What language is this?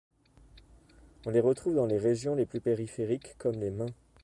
French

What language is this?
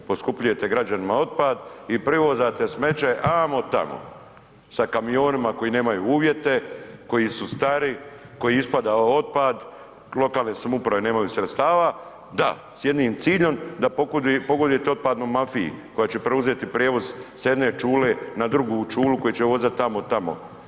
Croatian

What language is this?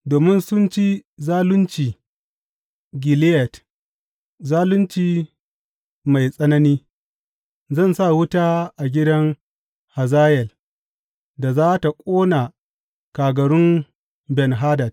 Hausa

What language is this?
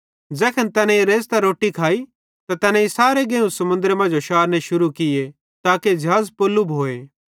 Bhadrawahi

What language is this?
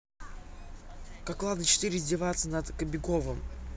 Russian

